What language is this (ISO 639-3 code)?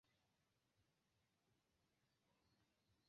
epo